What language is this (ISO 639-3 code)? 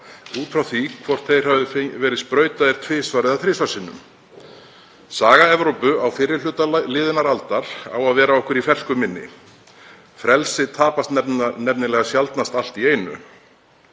isl